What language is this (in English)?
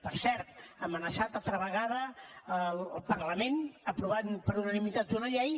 Catalan